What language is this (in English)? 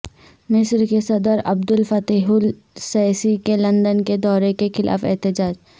Urdu